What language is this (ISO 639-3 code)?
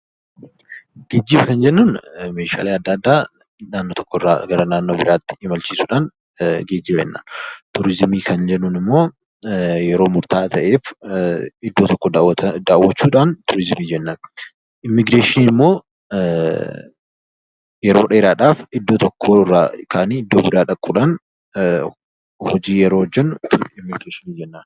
orm